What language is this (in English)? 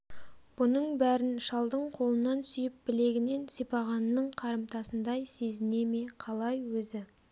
Kazakh